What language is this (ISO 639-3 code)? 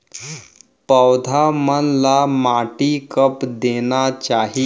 hne